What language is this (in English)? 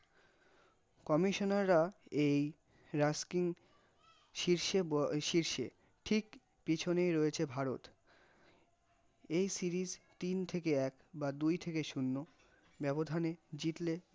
Bangla